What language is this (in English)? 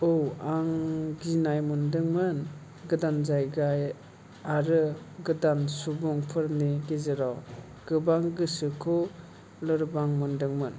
Bodo